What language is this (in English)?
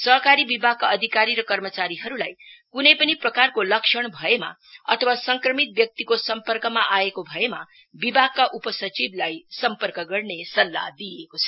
Nepali